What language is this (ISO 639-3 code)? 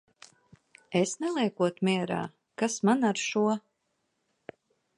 lav